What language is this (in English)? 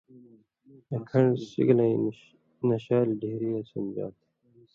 Indus Kohistani